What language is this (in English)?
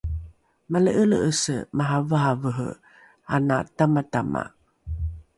Rukai